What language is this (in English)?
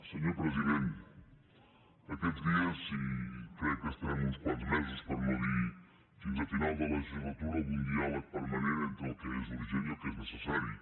Catalan